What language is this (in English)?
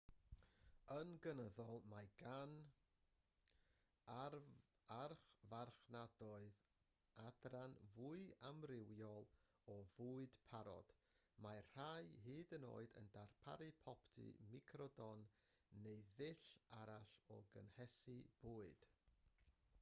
Welsh